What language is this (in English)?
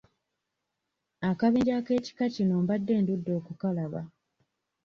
Ganda